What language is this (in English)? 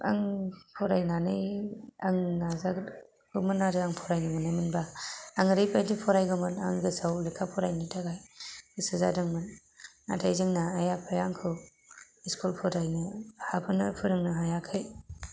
Bodo